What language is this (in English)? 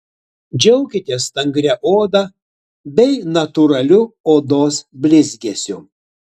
Lithuanian